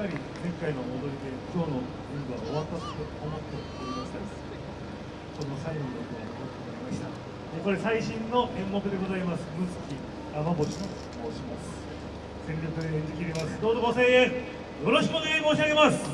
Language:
Japanese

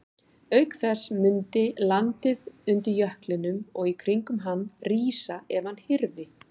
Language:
Icelandic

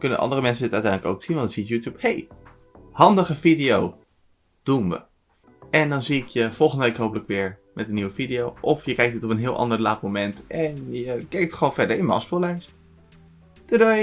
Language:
Dutch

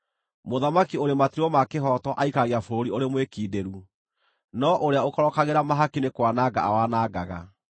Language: Kikuyu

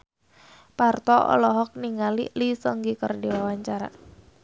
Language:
Sundanese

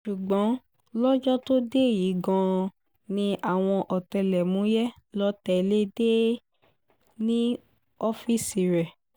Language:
Yoruba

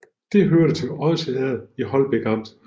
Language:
Danish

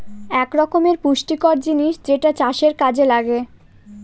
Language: Bangla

